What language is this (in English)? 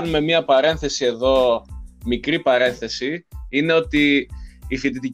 Greek